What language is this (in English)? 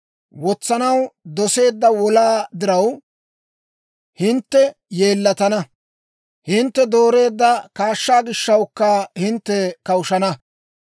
Dawro